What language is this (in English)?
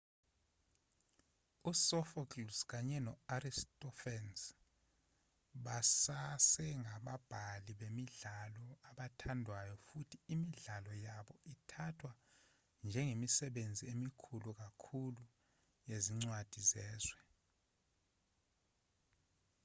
Zulu